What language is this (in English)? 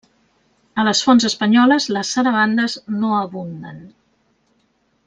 Catalan